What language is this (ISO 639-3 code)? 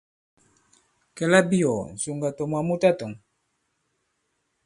abb